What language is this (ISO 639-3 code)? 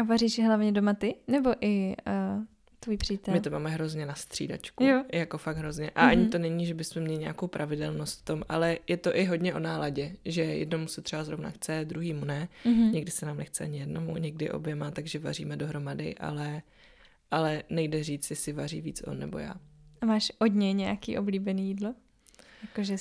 ces